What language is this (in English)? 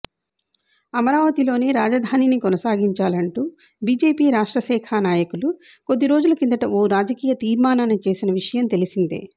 Telugu